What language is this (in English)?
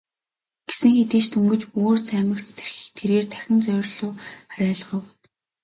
Mongolian